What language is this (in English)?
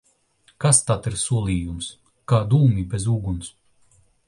Latvian